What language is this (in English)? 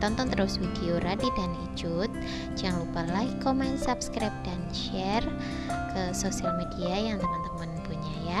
Indonesian